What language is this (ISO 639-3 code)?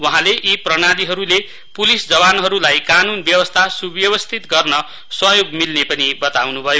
nep